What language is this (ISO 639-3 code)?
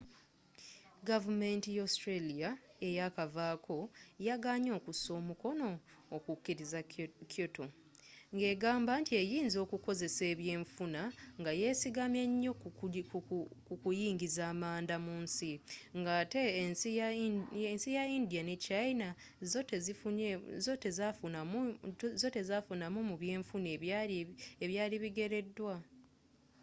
lug